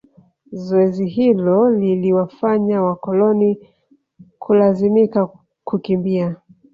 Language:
Swahili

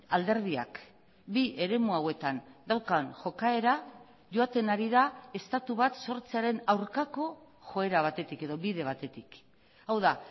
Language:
Basque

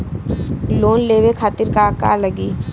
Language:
Bhojpuri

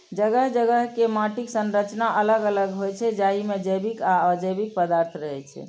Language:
Maithili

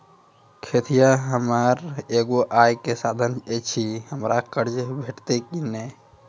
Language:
Maithili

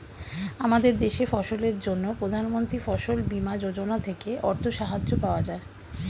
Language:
Bangla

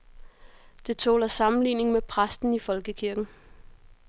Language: Danish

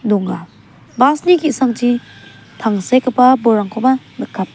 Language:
Garo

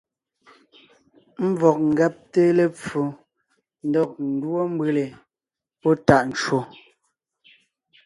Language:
Ngiemboon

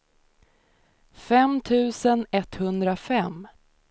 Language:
Swedish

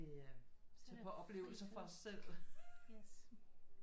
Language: Danish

